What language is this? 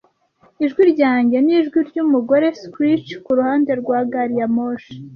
Kinyarwanda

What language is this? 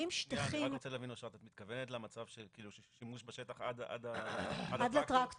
Hebrew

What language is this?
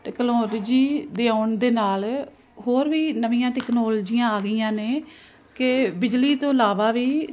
Punjabi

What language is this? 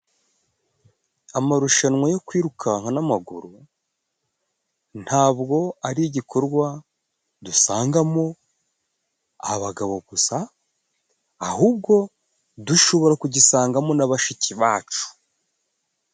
Kinyarwanda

